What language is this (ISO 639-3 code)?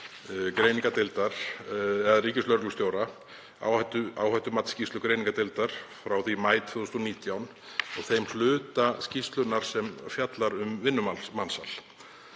isl